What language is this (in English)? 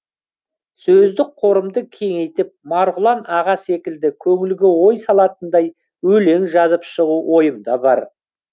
Kazakh